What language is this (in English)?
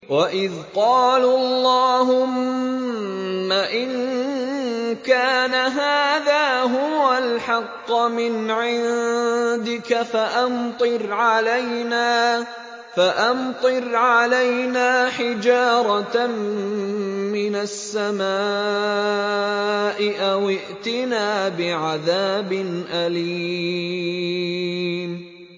Arabic